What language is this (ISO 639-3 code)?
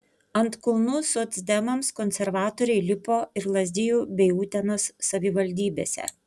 lit